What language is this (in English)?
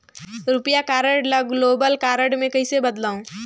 Chhattisgarhi